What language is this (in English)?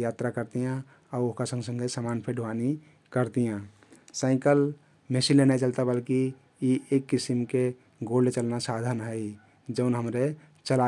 Kathoriya Tharu